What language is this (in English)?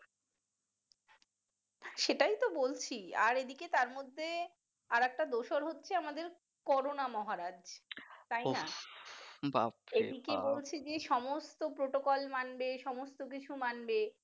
Bangla